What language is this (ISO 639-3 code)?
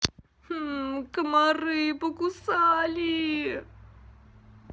rus